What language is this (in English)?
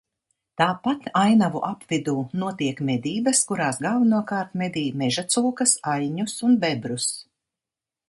Latvian